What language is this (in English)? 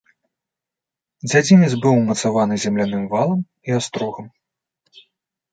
Belarusian